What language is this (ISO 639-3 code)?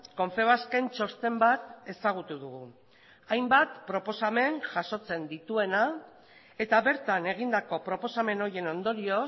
eus